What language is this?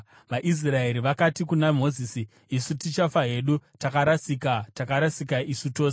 Shona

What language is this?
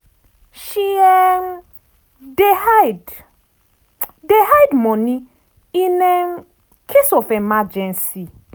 Nigerian Pidgin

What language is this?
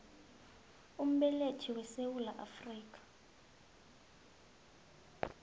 South Ndebele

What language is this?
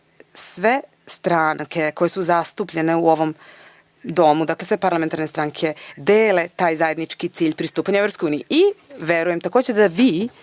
Serbian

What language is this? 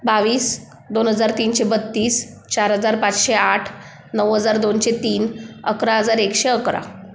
Marathi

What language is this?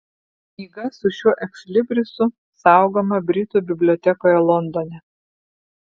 Lithuanian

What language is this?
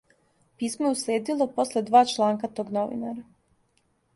Serbian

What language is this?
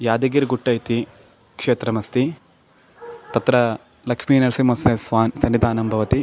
Sanskrit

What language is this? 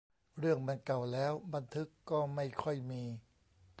Thai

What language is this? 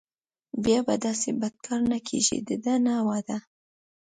Pashto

